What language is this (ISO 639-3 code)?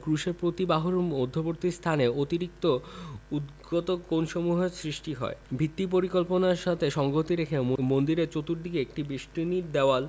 ben